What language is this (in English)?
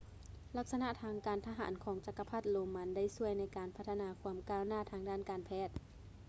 Lao